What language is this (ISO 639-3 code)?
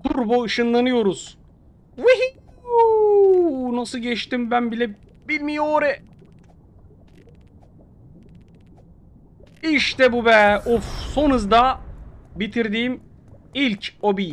tur